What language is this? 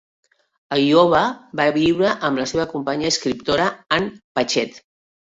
Catalan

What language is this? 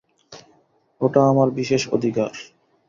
Bangla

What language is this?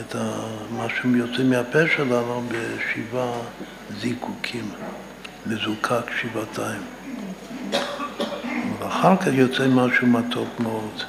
Hebrew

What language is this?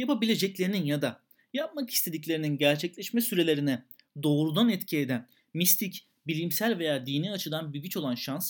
Turkish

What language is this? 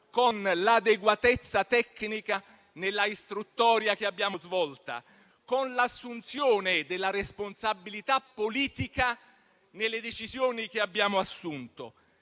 Italian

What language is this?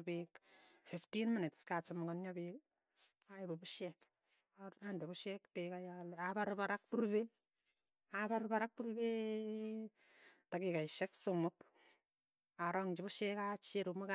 Tugen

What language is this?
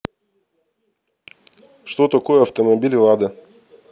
Russian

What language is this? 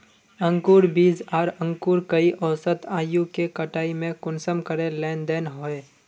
Magahi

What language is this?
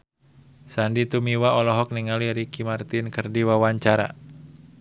Sundanese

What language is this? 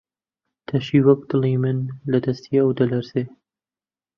Central Kurdish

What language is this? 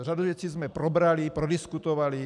Czech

